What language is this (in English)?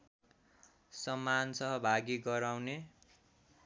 Nepali